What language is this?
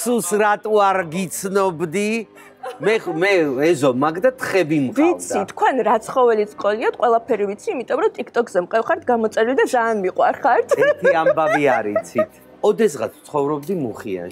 Romanian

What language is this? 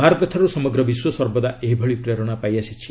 Odia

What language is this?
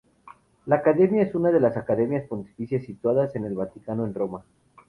Spanish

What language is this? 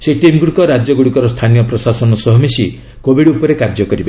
Odia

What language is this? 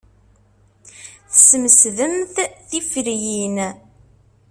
Kabyle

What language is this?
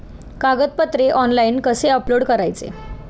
Marathi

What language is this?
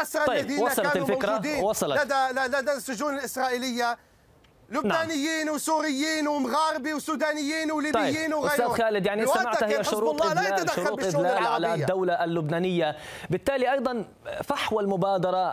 Arabic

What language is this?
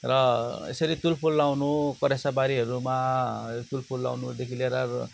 Nepali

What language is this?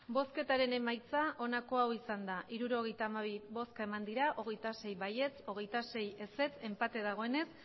Basque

